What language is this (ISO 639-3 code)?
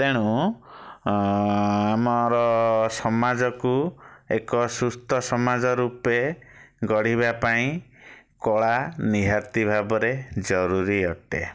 ori